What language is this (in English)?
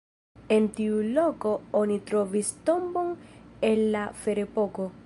Esperanto